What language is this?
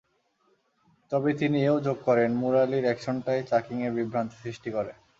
Bangla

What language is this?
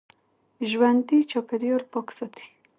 Pashto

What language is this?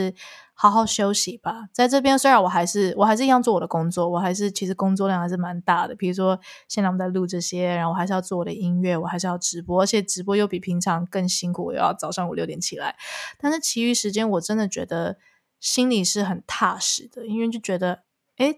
Chinese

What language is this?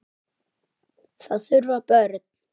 Icelandic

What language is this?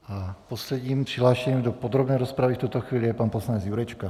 Czech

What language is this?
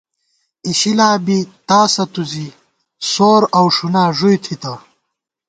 Gawar-Bati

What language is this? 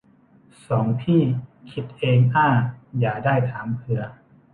Thai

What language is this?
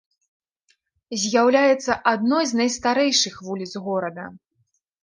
Belarusian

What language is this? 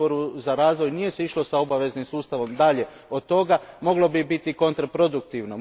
Croatian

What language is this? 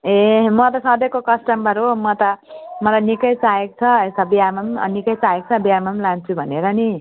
Nepali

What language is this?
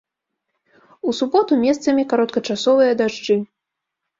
Belarusian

